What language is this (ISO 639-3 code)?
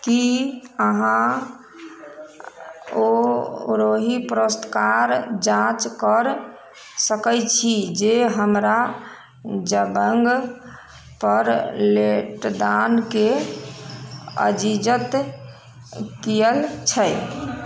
mai